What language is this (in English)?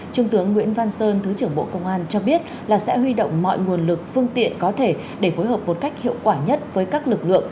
Vietnamese